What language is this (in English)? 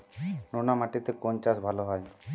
Bangla